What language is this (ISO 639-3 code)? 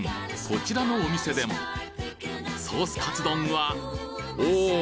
jpn